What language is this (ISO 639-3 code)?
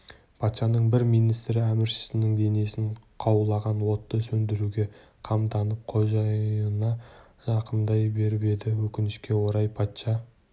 kaz